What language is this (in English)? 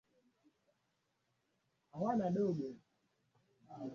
Swahili